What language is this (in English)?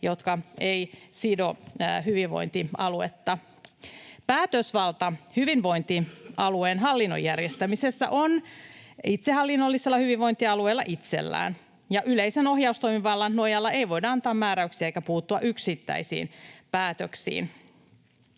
Finnish